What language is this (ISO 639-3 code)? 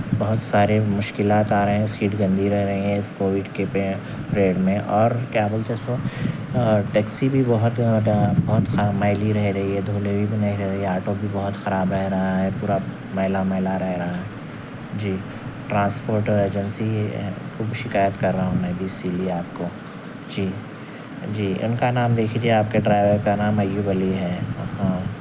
urd